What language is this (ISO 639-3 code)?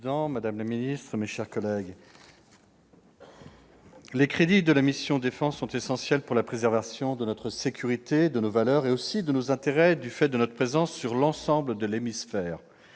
fra